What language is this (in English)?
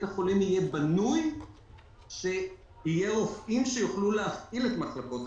Hebrew